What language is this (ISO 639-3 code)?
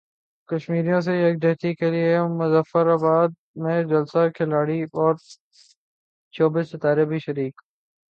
urd